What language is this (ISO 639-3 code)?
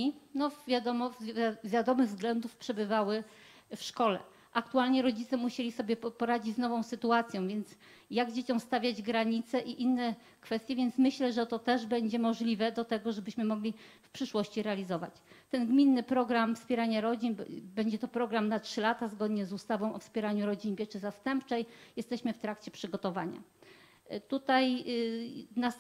pol